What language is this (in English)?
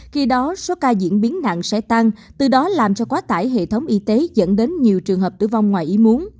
Vietnamese